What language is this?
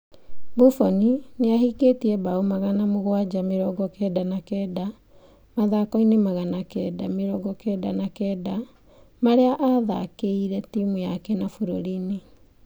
Kikuyu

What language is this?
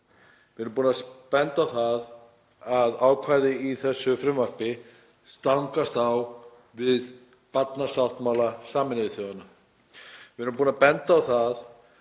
Icelandic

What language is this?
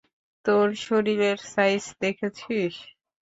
Bangla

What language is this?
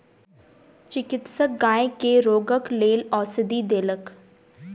Maithili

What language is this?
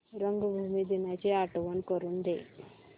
Marathi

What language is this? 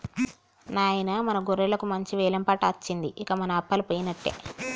Telugu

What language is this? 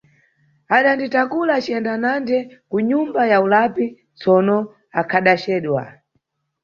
Nyungwe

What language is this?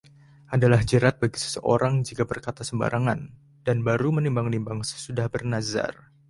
Indonesian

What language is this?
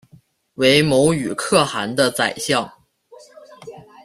Chinese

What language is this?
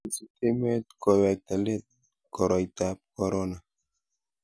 Kalenjin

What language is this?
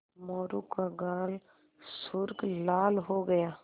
Hindi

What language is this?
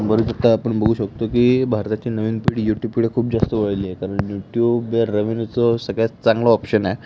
Marathi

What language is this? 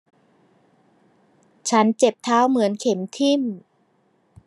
Thai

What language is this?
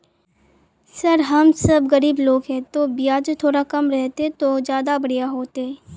Magahi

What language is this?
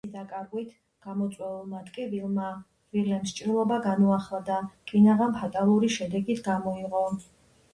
Georgian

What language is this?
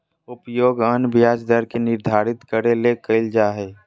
Magahi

